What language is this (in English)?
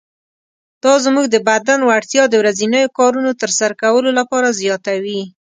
Pashto